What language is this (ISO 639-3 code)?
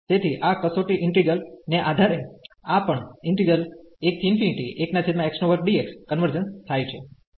guj